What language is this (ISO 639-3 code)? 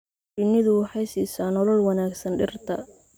som